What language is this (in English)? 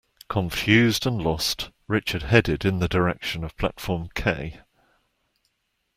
English